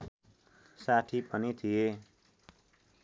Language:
Nepali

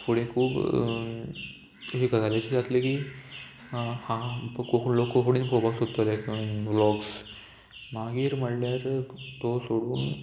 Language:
Konkani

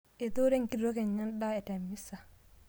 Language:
Masai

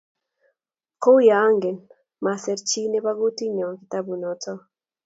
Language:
Kalenjin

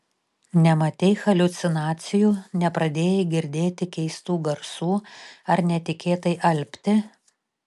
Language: Lithuanian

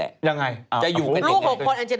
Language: Thai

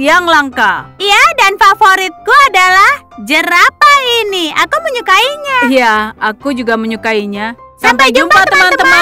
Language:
Indonesian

